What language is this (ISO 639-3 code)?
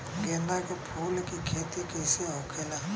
bho